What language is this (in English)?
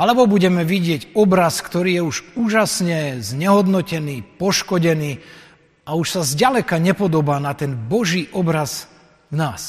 Slovak